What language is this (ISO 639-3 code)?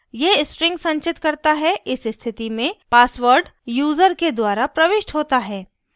hin